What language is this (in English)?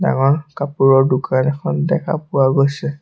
Assamese